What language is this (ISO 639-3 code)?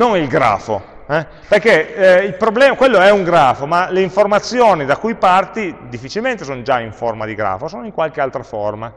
ita